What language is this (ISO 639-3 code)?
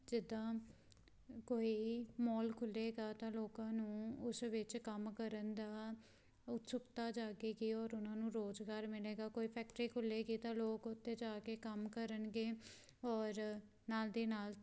pan